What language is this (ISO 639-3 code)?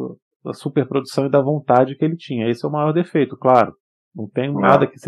por